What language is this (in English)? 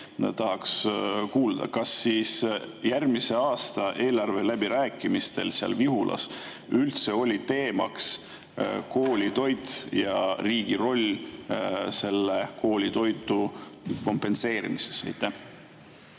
Estonian